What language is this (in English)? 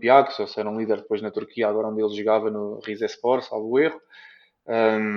Portuguese